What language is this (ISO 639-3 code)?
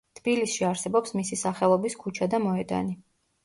kat